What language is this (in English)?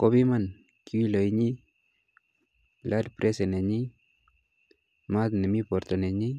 Kalenjin